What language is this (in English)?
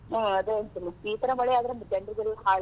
Kannada